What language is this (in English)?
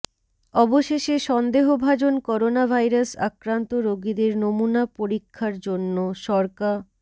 Bangla